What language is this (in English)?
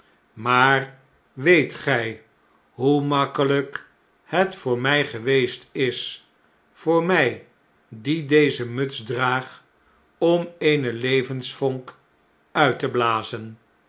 Dutch